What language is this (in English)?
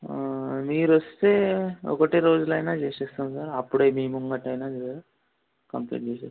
Telugu